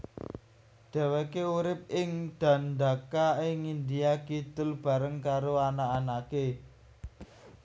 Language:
Javanese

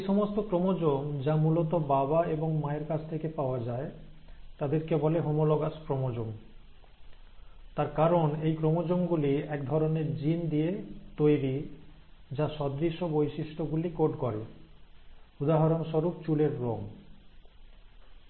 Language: Bangla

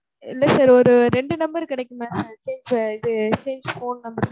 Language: Tamil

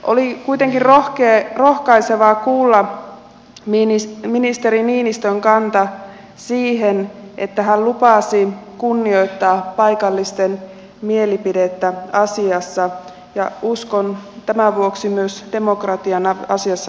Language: Finnish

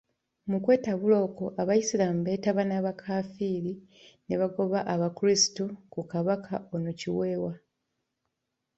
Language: Ganda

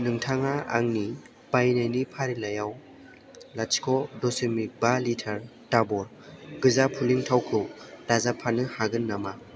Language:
Bodo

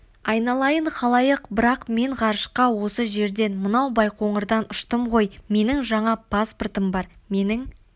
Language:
Kazakh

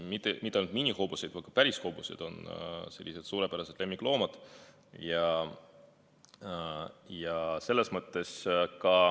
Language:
Estonian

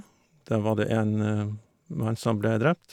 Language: Norwegian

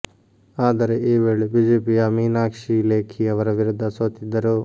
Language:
Kannada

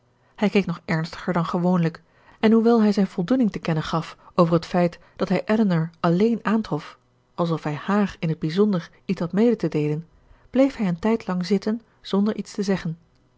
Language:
Dutch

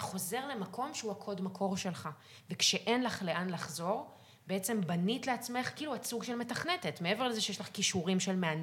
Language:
Hebrew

